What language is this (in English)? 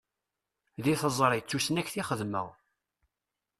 Kabyle